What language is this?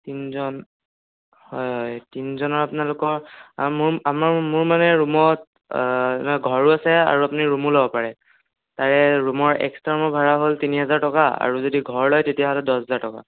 Assamese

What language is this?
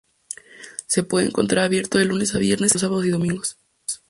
Spanish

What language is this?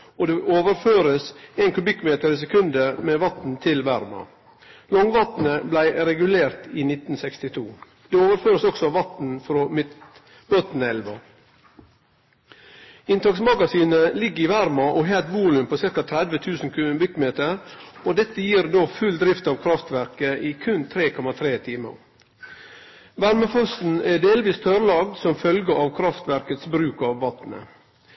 Norwegian Nynorsk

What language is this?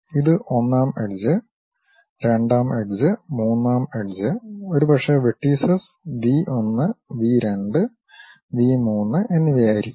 Malayalam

